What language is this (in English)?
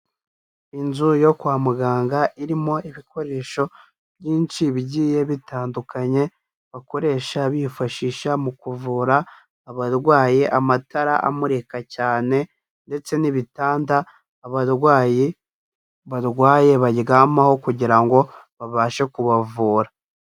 Kinyarwanda